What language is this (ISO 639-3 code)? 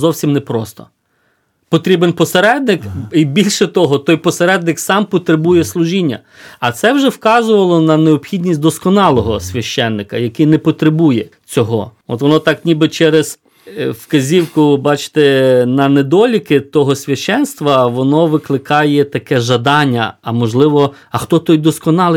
ukr